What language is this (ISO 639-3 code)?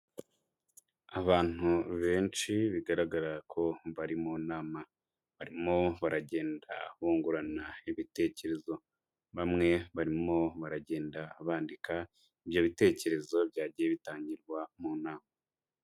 kin